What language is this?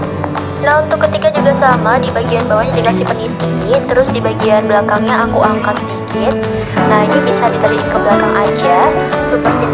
Indonesian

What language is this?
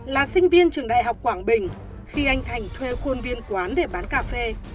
Vietnamese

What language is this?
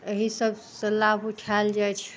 Maithili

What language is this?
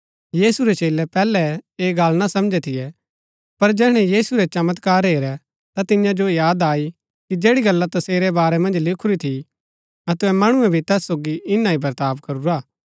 Gaddi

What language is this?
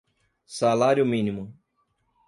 Portuguese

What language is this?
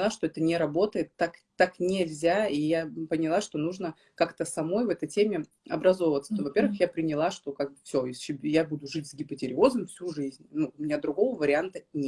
Russian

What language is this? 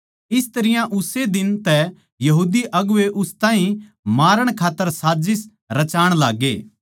Haryanvi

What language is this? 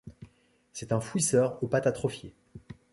French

